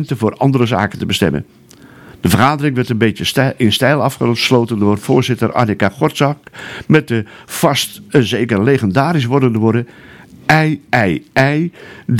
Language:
Dutch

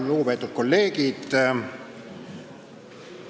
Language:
Estonian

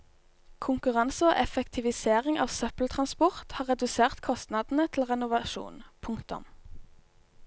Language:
Norwegian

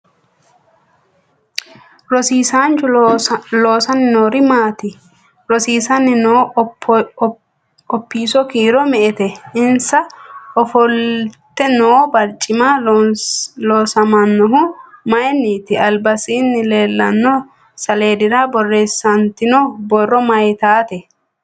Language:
Sidamo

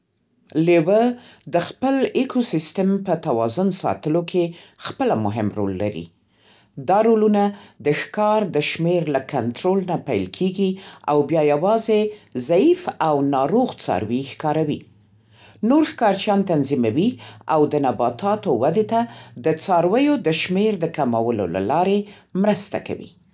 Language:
Central Pashto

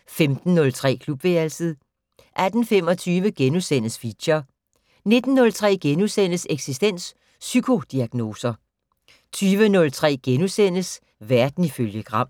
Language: Danish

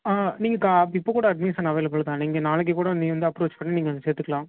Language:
Tamil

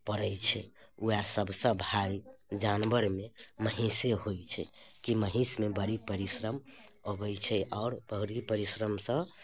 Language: Maithili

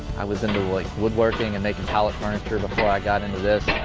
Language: English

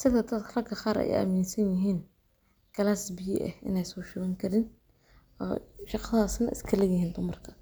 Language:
Somali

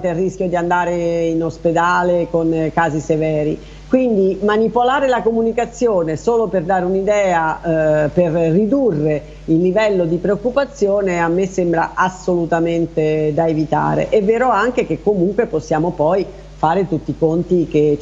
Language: Italian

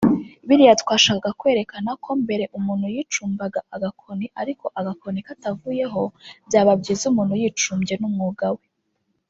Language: Kinyarwanda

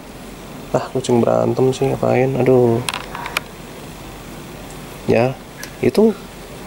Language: Indonesian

